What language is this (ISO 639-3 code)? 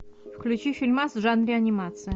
rus